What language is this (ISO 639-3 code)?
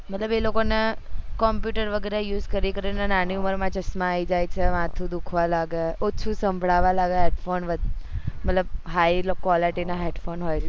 guj